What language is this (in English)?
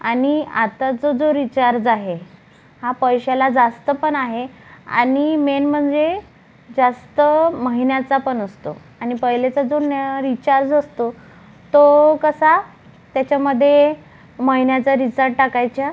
Marathi